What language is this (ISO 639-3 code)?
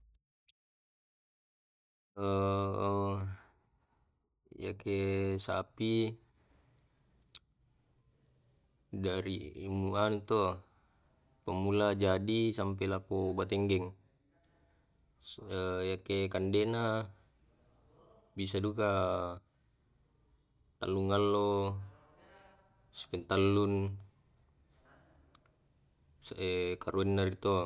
rob